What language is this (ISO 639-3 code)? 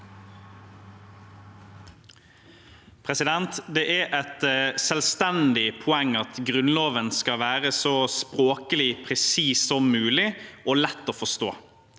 nor